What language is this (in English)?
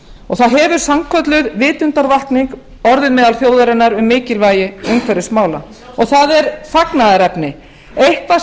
Icelandic